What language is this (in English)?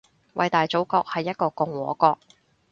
Cantonese